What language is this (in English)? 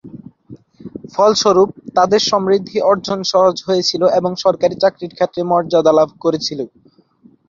Bangla